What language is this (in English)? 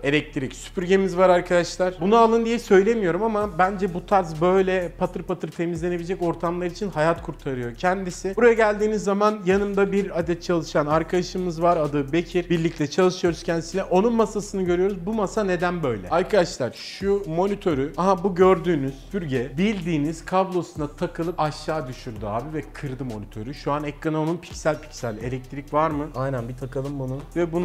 Turkish